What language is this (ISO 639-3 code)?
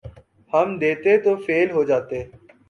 urd